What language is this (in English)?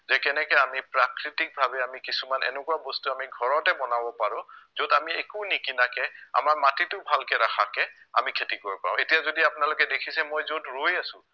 Assamese